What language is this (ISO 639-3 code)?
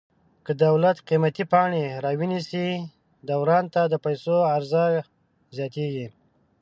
pus